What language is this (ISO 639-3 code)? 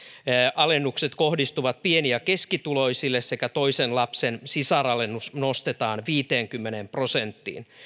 fin